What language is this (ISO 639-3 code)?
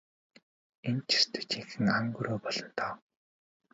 mon